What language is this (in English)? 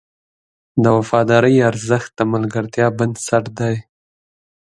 Pashto